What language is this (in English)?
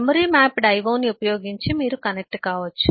Telugu